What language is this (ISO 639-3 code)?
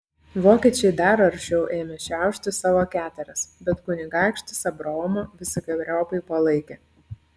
lit